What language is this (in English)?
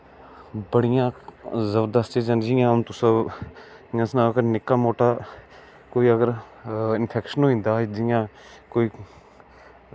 Dogri